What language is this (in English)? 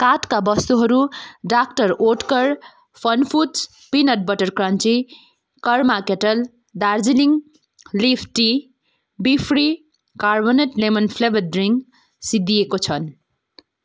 Nepali